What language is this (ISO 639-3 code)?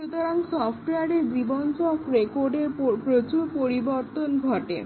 ben